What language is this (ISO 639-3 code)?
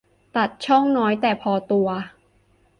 tha